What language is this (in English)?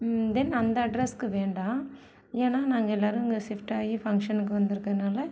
Tamil